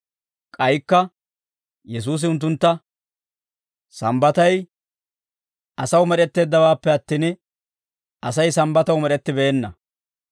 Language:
Dawro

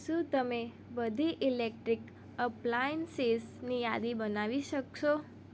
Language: Gujarati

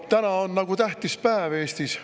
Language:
Estonian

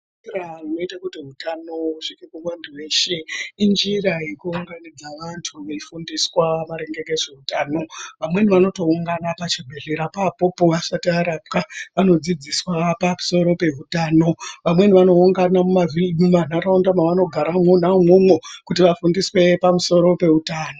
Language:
Ndau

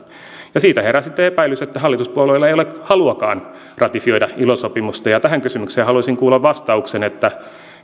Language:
Finnish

